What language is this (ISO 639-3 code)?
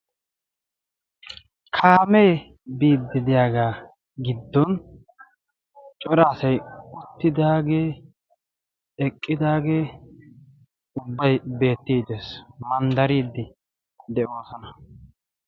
wal